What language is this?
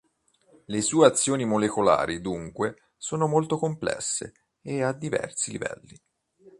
Italian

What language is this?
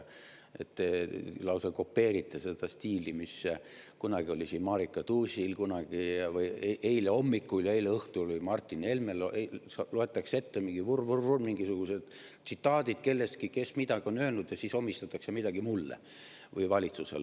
Estonian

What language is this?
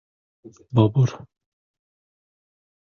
Uzbek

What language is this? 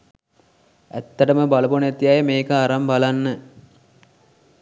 Sinhala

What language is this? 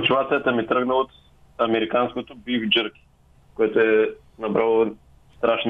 Bulgarian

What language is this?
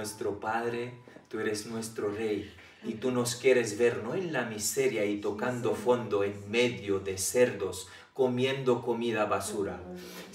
Spanish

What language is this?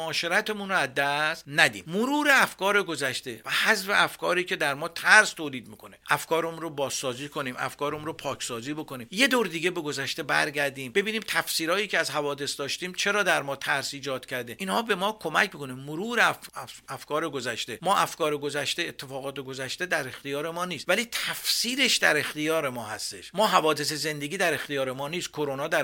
Persian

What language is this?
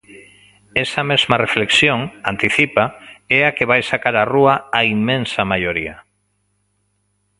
Galician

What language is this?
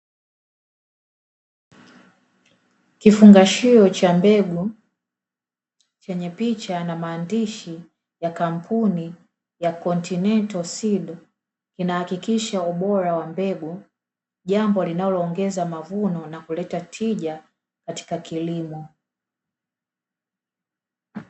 Swahili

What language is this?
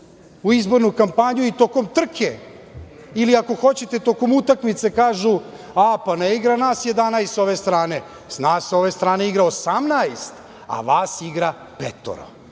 Serbian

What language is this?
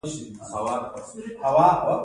Pashto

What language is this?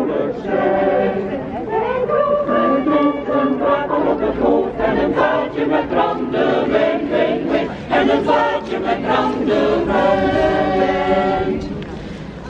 Dutch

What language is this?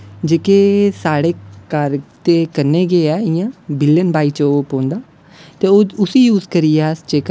Dogri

